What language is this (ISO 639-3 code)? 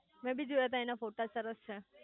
guj